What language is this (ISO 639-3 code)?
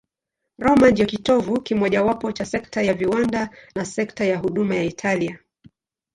swa